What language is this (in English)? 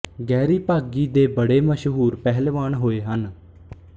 Punjabi